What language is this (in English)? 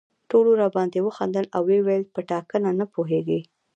Pashto